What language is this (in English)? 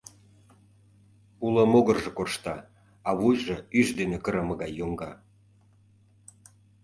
Mari